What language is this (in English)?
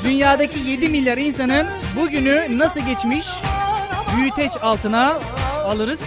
Turkish